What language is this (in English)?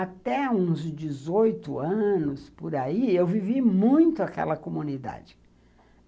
Portuguese